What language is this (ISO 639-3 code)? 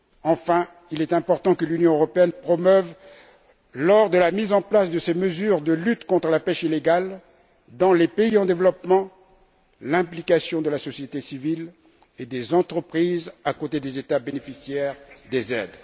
fra